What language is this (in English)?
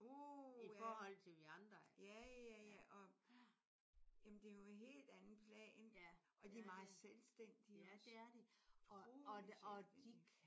Danish